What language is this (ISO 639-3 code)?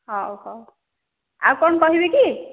ori